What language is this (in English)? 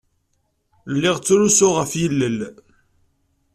Kabyle